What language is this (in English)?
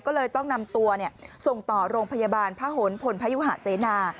Thai